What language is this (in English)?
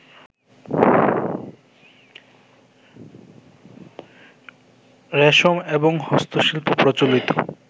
Bangla